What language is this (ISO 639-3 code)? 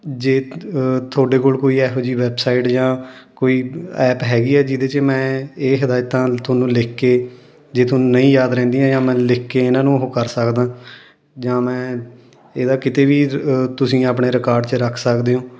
pan